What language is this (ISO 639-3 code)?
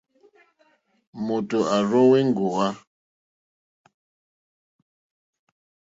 bri